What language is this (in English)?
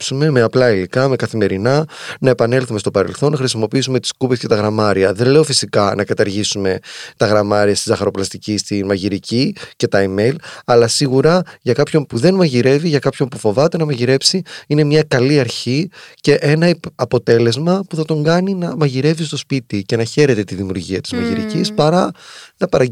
Greek